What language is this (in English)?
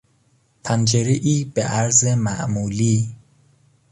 Persian